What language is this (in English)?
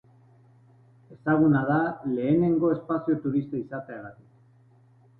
Basque